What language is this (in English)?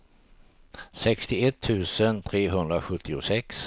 Swedish